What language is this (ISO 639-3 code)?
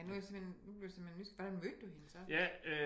dan